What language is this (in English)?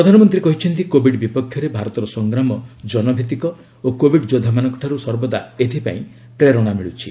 Odia